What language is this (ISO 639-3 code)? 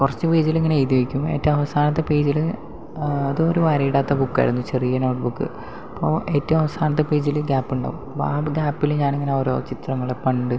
mal